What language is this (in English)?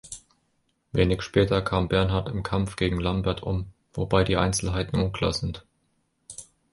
German